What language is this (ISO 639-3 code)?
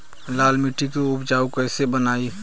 bho